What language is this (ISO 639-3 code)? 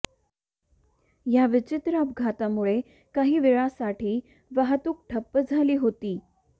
mar